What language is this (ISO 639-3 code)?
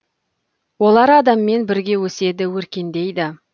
kaz